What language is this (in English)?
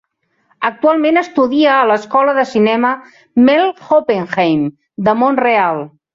Catalan